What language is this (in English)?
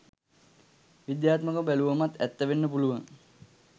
Sinhala